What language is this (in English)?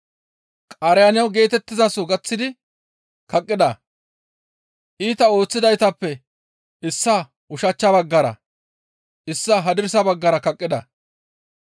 Gamo